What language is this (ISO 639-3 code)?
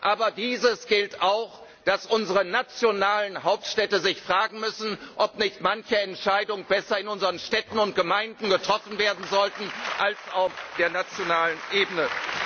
deu